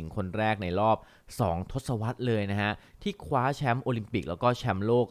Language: Thai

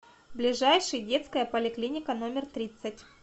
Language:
Russian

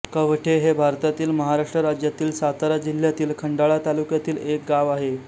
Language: Marathi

